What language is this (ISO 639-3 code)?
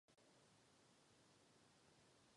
ces